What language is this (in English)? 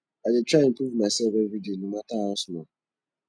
Nigerian Pidgin